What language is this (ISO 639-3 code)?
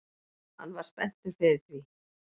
isl